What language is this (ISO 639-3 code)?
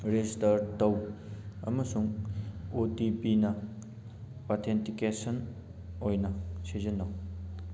mni